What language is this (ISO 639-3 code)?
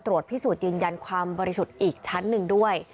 tha